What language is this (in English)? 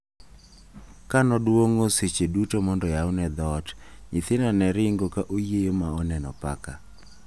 Luo (Kenya and Tanzania)